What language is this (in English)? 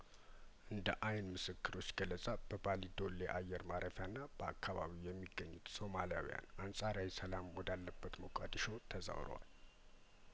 Amharic